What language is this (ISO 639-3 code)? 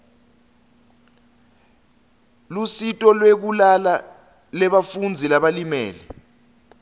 ssw